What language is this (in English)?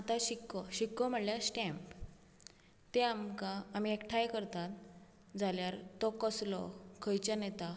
Konkani